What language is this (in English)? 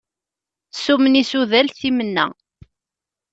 Kabyle